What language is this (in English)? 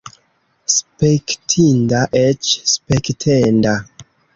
Esperanto